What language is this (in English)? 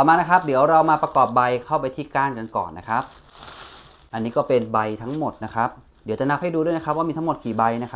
Thai